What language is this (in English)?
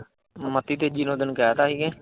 Punjabi